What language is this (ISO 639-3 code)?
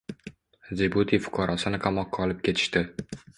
uzb